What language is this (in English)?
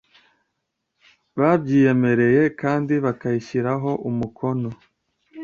Kinyarwanda